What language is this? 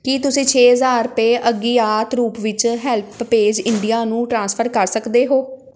Punjabi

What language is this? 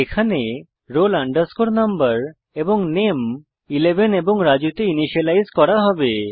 Bangla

